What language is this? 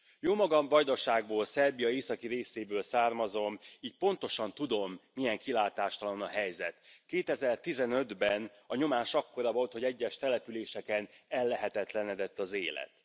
Hungarian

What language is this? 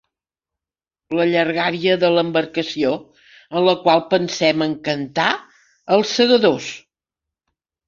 Catalan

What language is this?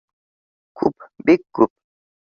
Bashkir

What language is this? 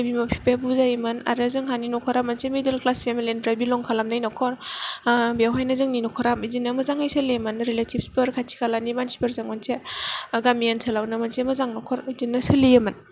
Bodo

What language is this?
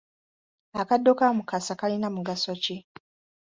Ganda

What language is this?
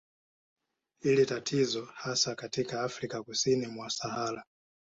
Swahili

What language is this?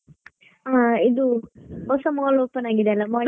Kannada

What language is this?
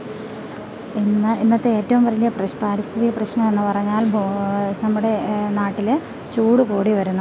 Malayalam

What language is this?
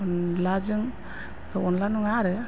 Bodo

